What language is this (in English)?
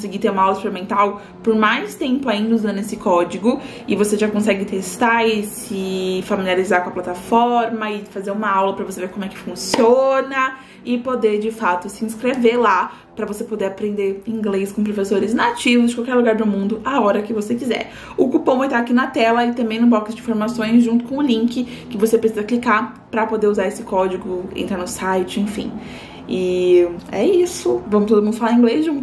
Portuguese